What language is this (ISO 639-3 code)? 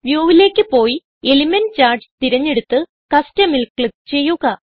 mal